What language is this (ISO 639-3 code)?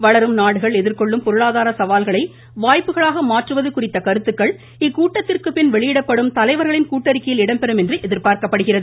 tam